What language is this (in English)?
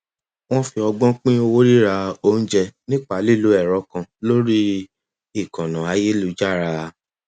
Yoruba